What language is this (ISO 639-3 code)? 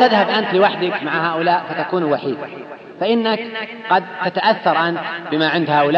ara